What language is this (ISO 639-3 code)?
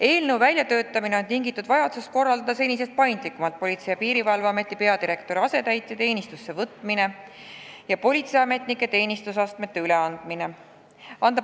est